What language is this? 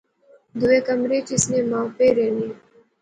Pahari-Potwari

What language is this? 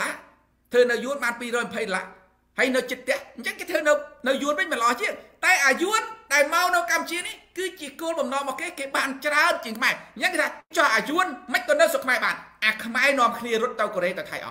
Thai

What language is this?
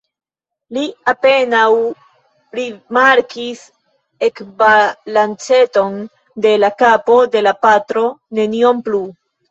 Esperanto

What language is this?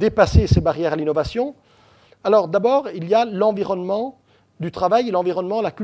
French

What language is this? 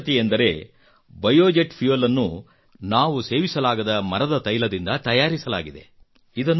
Kannada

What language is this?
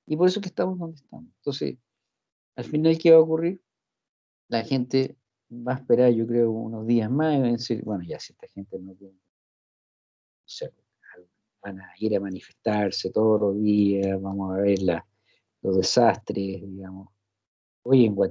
Spanish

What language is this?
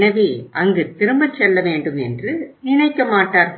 Tamil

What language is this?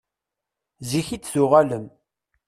Kabyle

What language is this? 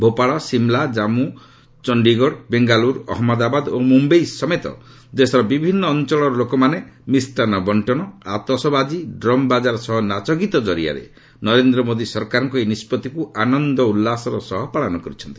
Odia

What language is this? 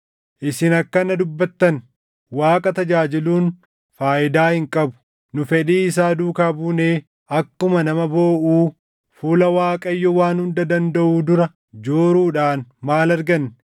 Oromo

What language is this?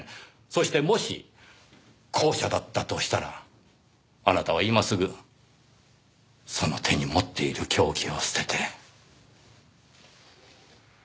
Japanese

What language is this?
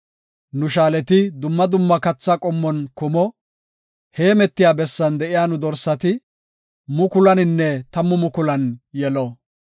Gofa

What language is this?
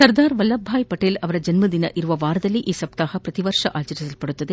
Kannada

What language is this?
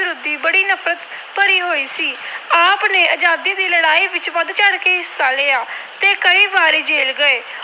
Punjabi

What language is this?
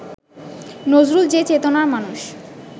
Bangla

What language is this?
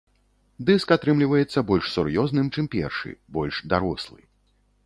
Belarusian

